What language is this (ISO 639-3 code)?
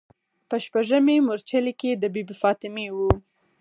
pus